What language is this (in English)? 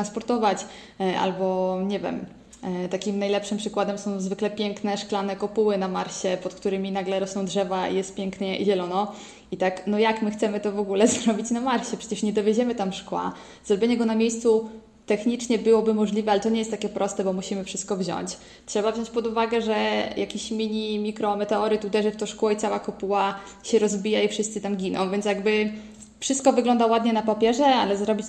Polish